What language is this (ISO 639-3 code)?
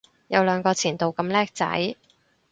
yue